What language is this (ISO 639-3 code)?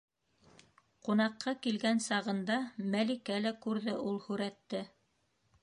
bak